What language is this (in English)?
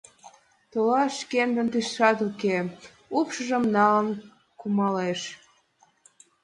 Mari